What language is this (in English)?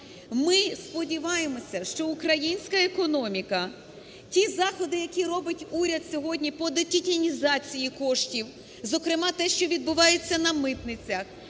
Ukrainian